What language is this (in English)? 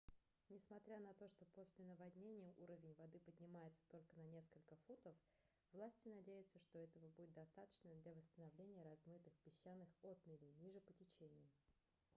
Russian